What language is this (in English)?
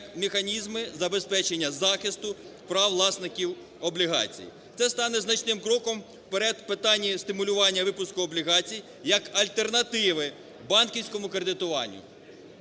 Ukrainian